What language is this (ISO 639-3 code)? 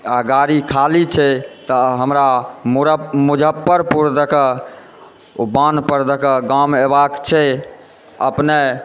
mai